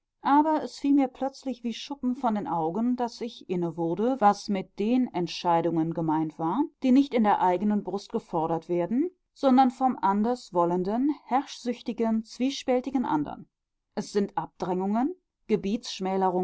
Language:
German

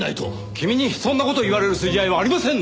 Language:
Japanese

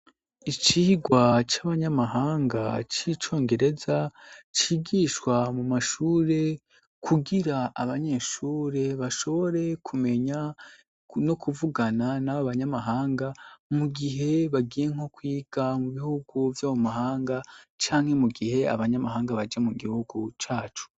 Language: Rundi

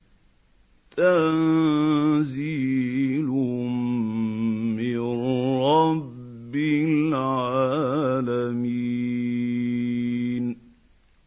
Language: Arabic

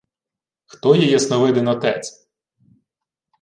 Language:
Ukrainian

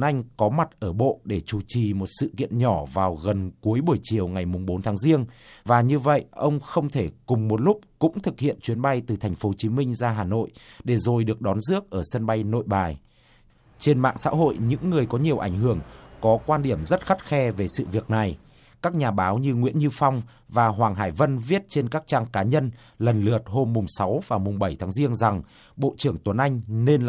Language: Vietnamese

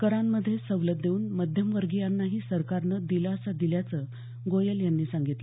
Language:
Marathi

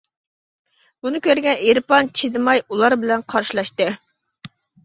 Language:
Uyghur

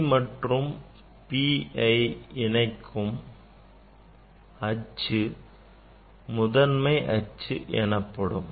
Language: Tamil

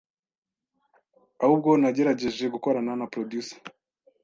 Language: Kinyarwanda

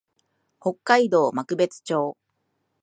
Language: Japanese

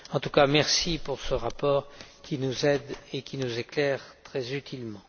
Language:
French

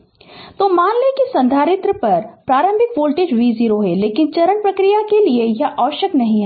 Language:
Hindi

